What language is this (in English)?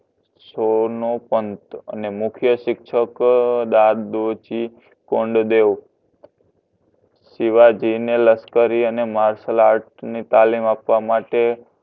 Gujarati